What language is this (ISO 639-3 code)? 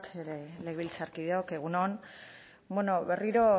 eus